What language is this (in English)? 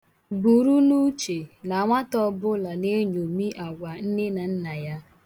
Igbo